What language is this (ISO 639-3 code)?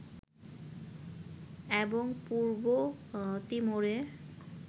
ben